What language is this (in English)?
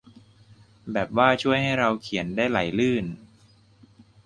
Thai